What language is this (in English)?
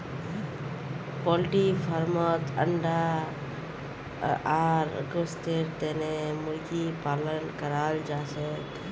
Magahi